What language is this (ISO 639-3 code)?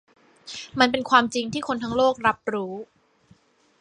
tha